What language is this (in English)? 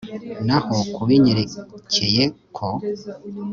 Kinyarwanda